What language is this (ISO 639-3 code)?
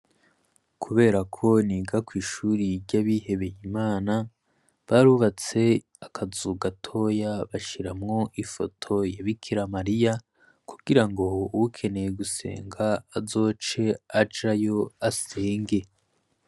run